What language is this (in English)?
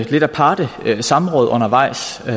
Danish